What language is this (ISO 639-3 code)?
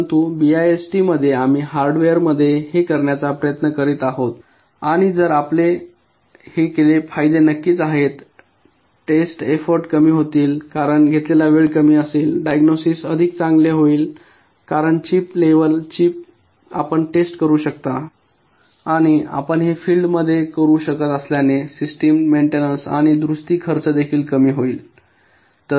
mar